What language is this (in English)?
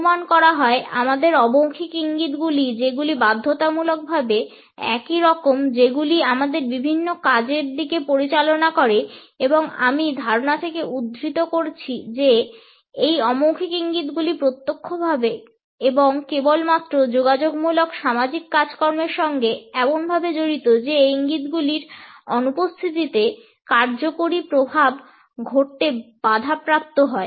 Bangla